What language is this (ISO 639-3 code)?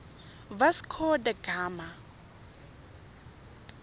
tsn